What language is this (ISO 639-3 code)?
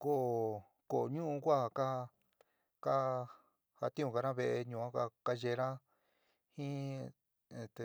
mig